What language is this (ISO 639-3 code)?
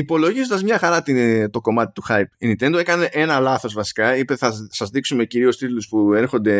ell